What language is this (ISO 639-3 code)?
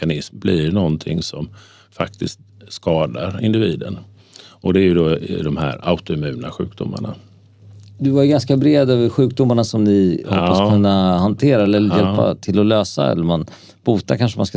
swe